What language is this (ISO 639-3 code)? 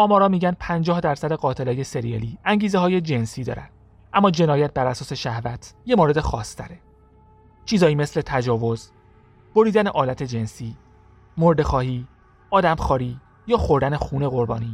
fas